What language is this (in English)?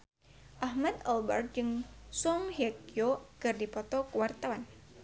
Sundanese